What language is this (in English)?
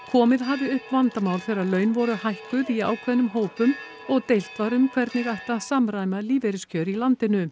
Icelandic